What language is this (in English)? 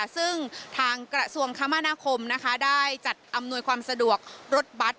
Thai